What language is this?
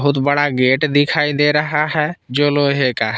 Hindi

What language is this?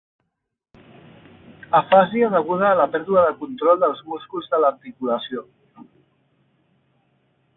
Catalan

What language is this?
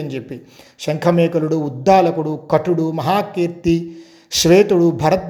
Telugu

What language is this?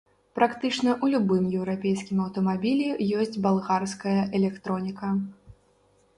Belarusian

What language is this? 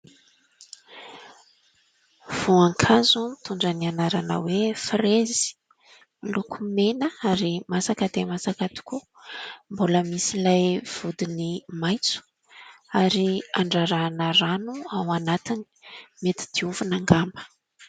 Malagasy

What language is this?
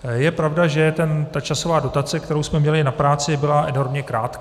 Czech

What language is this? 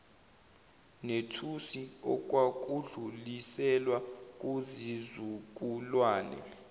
Zulu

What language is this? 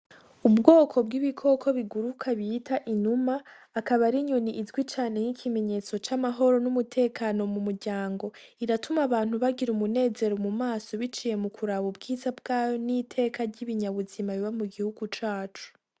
Rundi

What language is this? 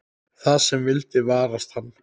Icelandic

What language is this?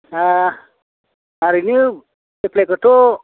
Bodo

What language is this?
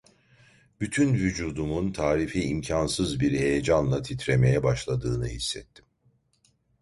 Turkish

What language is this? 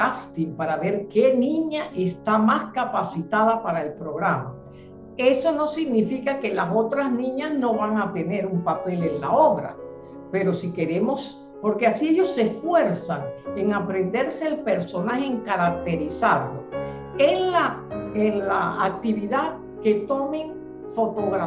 Spanish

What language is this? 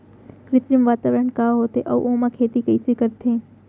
Chhattisgarhi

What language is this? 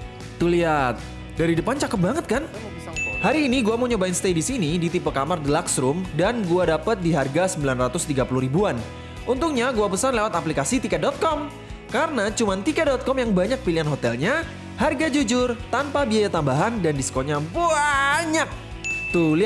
Indonesian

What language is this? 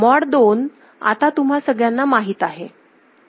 Marathi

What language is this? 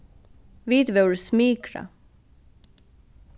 Faroese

